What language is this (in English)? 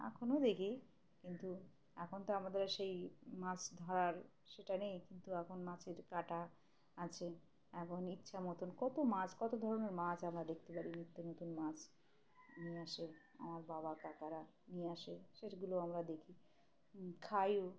Bangla